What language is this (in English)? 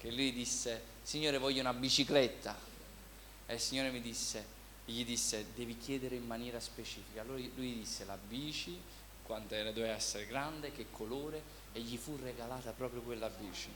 Italian